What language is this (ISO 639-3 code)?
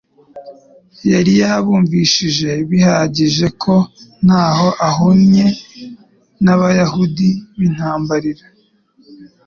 kin